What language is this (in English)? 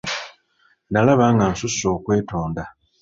Ganda